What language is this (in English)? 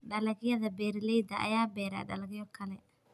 Somali